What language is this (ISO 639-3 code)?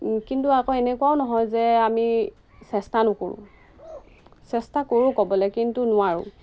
asm